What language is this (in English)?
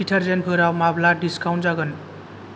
Bodo